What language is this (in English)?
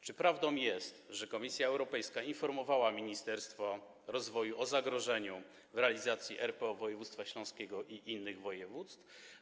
Polish